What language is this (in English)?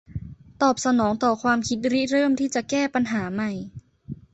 Thai